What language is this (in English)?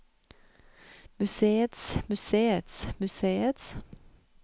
Norwegian